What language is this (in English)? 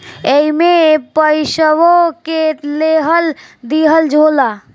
Bhojpuri